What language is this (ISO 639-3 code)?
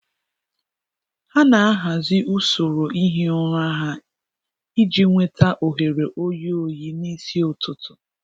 ibo